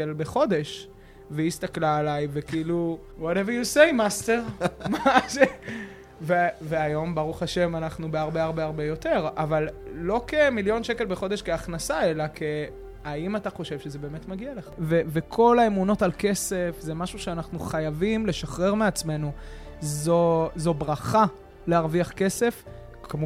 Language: Hebrew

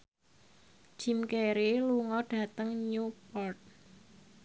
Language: Javanese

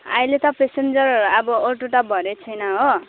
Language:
Nepali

